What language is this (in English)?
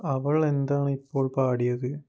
Malayalam